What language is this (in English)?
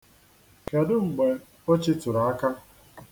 Igbo